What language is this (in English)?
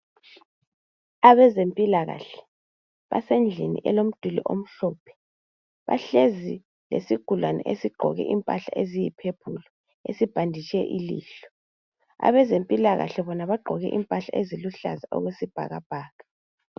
North Ndebele